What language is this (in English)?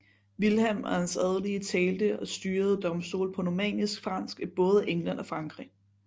Danish